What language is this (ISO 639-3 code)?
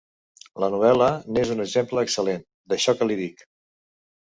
cat